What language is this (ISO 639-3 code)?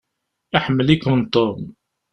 kab